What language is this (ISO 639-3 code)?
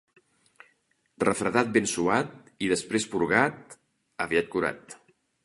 cat